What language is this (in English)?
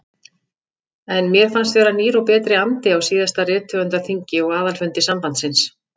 Icelandic